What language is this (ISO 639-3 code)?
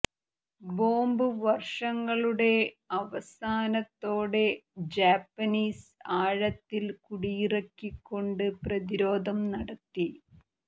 mal